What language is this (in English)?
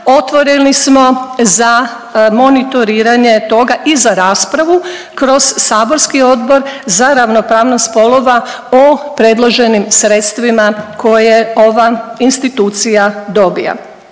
Croatian